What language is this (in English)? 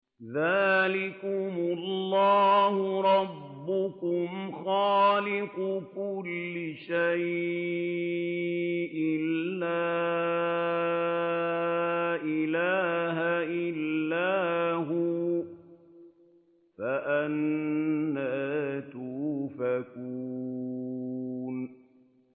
Arabic